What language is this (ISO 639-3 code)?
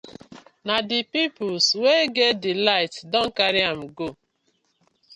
pcm